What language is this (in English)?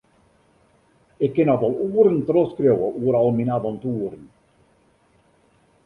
Western Frisian